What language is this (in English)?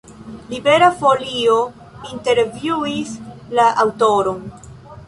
Esperanto